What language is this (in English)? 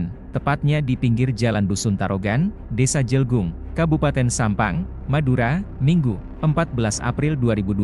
Indonesian